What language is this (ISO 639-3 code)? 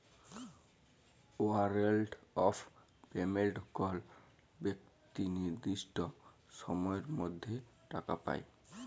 ben